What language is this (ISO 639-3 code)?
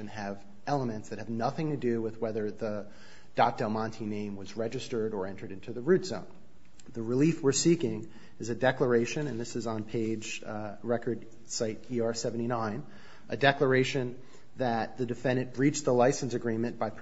eng